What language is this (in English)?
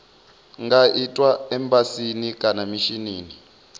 Venda